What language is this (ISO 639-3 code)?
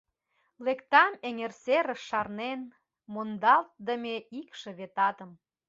chm